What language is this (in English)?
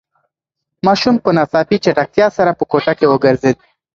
Pashto